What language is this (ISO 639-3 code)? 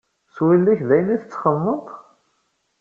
kab